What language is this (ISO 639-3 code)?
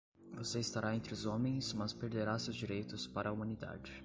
por